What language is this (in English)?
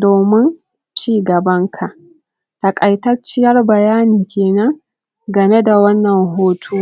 Hausa